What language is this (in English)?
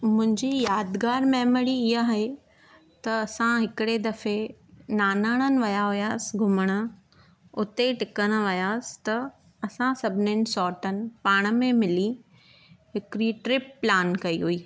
Sindhi